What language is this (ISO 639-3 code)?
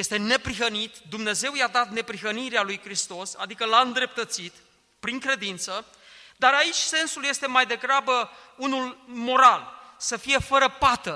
ron